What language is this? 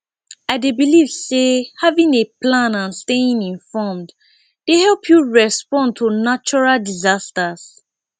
Nigerian Pidgin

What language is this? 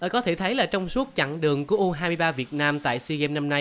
Vietnamese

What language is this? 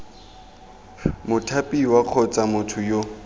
Tswana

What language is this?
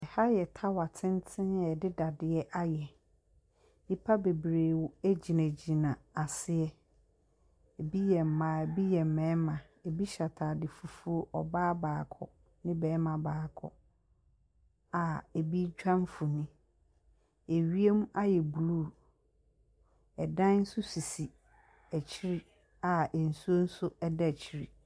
Akan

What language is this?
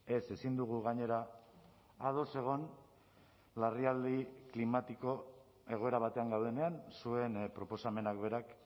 Basque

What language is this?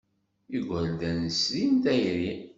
Kabyle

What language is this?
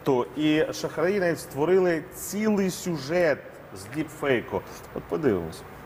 Ukrainian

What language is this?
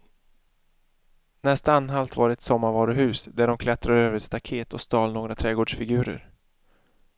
Swedish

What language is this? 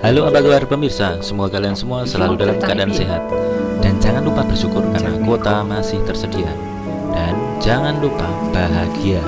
Indonesian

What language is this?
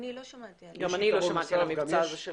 Hebrew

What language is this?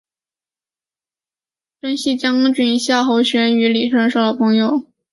Chinese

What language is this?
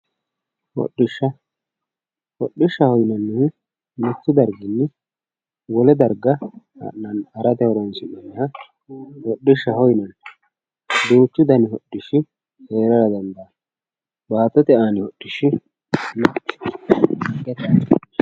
Sidamo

